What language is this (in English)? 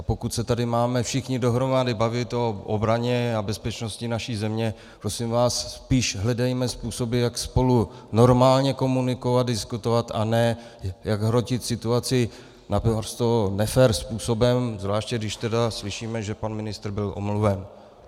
Czech